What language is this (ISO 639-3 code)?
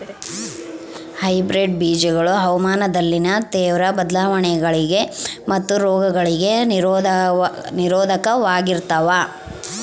kan